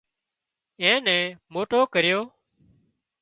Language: Wadiyara Koli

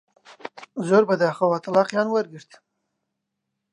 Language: Central Kurdish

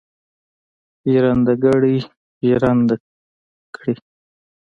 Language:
Pashto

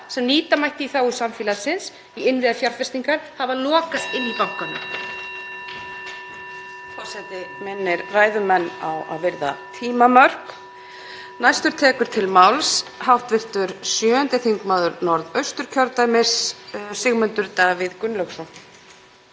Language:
Icelandic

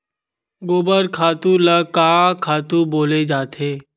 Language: Chhattisgarhi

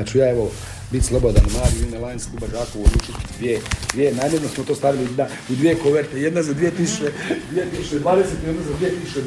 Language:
Croatian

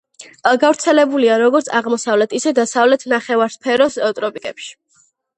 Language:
Georgian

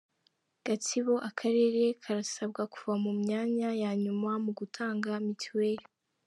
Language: Kinyarwanda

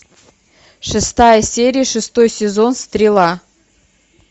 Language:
Russian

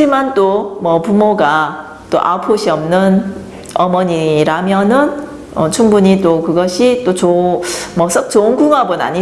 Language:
Korean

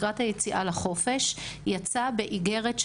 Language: Hebrew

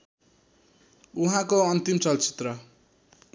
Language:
Nepali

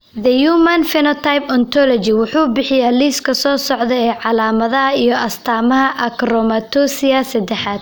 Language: Somali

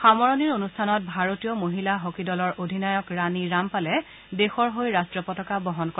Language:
Assamese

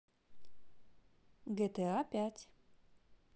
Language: Russian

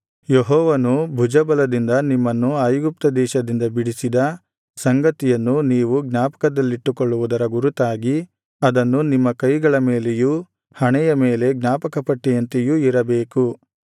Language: Kannada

